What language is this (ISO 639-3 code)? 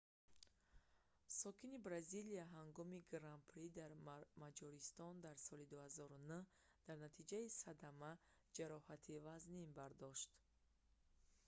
tgk